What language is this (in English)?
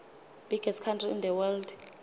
Swati